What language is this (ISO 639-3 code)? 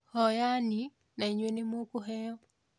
kik